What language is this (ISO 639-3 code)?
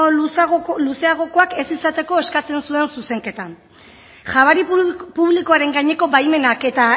eus